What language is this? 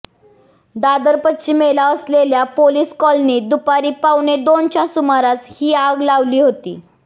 Marathi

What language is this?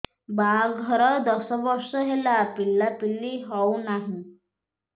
Odia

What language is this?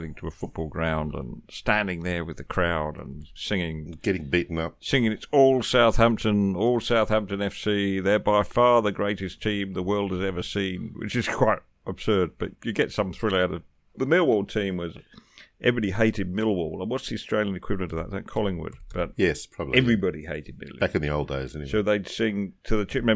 English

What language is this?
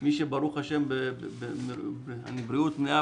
Hebrew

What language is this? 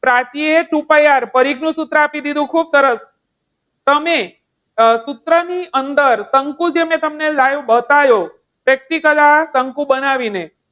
Gujarati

